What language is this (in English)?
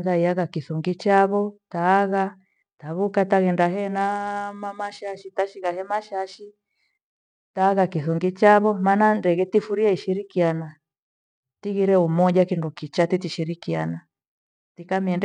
Gweno